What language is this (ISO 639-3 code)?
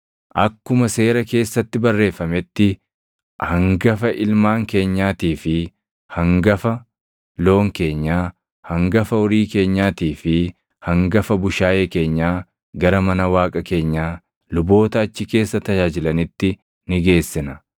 orm